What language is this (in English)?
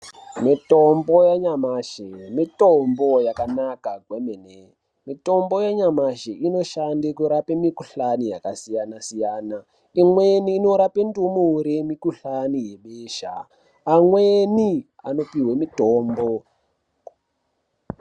Ndau